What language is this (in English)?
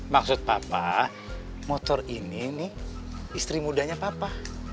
Indonesian